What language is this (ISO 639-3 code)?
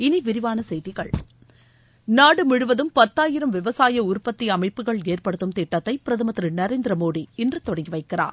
tam